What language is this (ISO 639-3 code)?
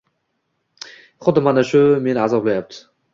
uzb